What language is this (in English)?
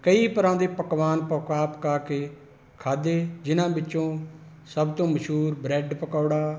Punjabi